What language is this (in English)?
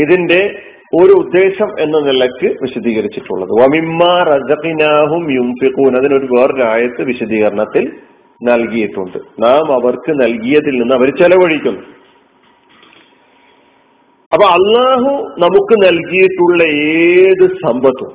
Malayalam